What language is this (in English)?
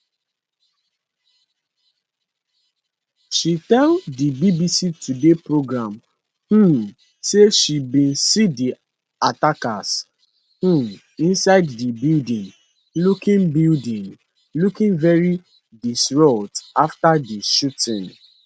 Nigerian Pidgin